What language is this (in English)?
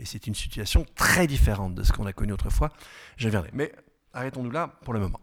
French